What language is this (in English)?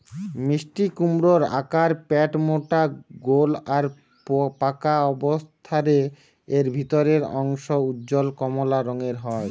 Bangla